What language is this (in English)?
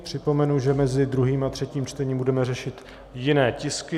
Czech